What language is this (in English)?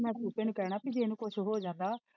Punjabi